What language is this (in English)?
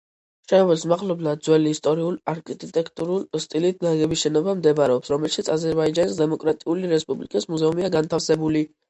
Georgian